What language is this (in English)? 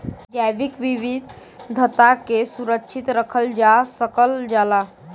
Bhojpuri